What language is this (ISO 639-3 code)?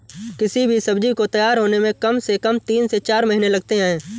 hin